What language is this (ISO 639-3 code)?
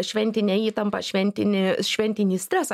lit